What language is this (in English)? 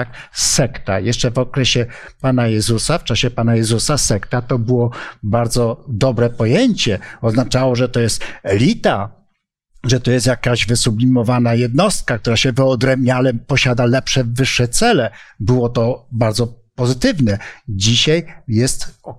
Polish